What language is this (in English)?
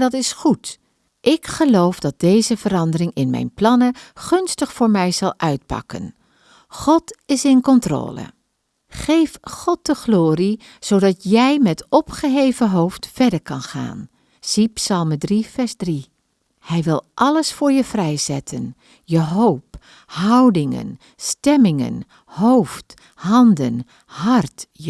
Dutch